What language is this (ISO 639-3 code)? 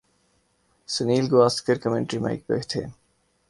urd